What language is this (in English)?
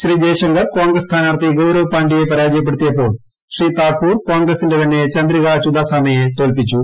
Malayalam